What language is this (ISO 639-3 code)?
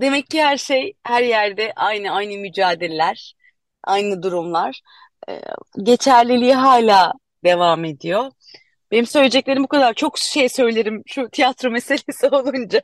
tur